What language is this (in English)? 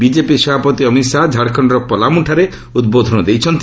Odia